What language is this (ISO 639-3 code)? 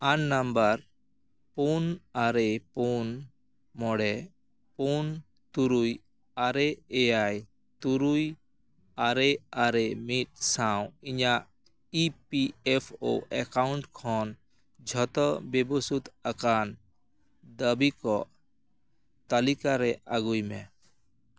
sat